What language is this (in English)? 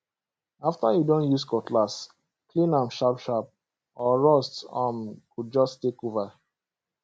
Nigerian Pidgin